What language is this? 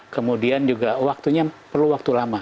Indonesian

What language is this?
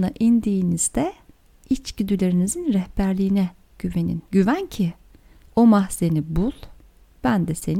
Turkish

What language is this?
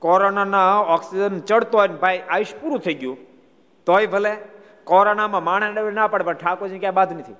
Gujarati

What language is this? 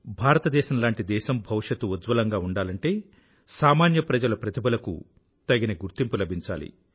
Telugu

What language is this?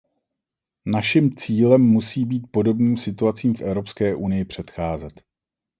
Czech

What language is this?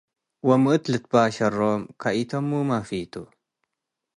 Tigre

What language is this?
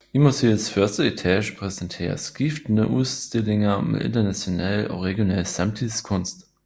Danish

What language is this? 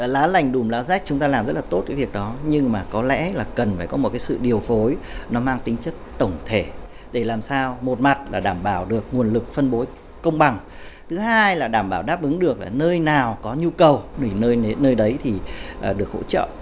Vietnamese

